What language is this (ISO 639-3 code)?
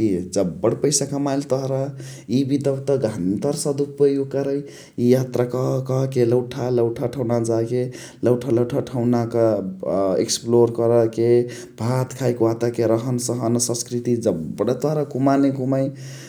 the